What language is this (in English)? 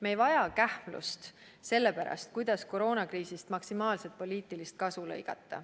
Estonian